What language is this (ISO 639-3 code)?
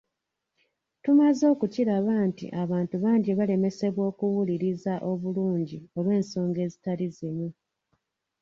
lug